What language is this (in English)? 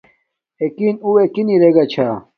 Domaaki